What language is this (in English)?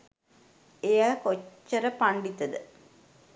Sinhala